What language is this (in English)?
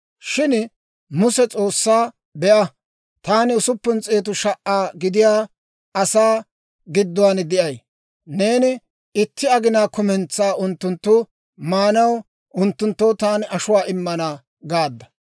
Dawro